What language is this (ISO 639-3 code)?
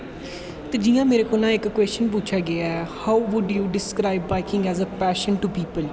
doi